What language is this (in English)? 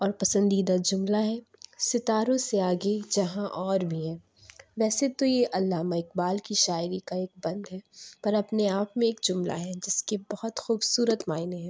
Urdu